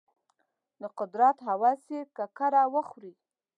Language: Pashto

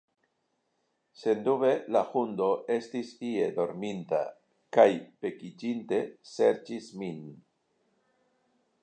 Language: Esperanto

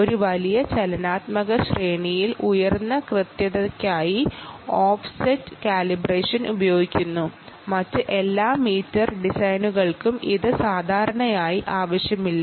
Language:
Malayalam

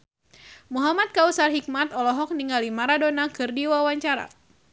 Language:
Sundanese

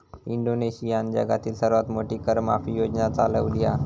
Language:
Marathi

